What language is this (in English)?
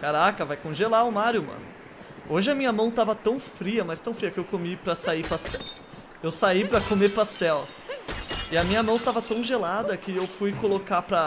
Portuguese